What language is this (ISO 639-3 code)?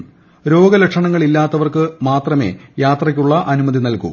mal